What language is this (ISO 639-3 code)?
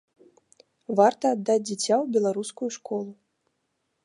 bel